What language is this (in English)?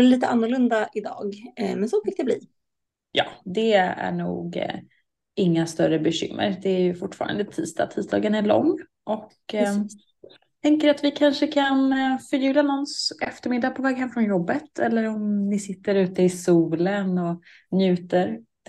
Swedish